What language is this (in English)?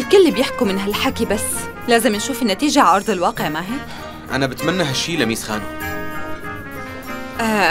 Arabic